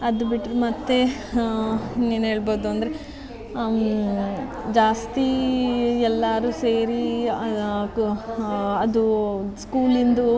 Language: Kannada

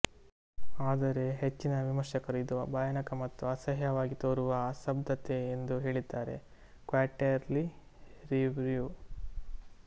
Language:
Kannada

